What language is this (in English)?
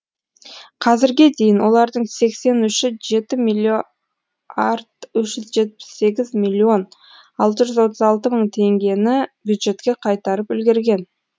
Kazakh